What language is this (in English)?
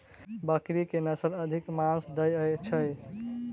Maithili